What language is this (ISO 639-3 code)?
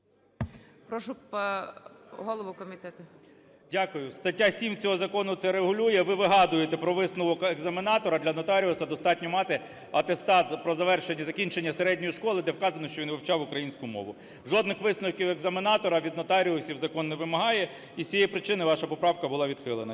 ukr